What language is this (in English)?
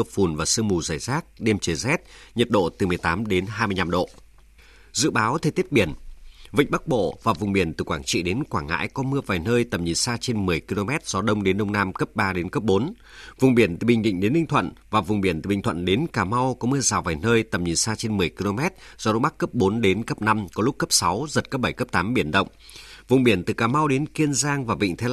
Vietnamese